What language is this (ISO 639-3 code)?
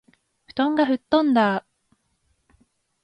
jpn